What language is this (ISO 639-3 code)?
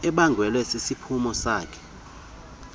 xho